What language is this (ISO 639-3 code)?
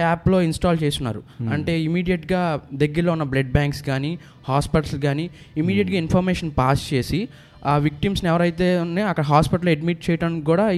tel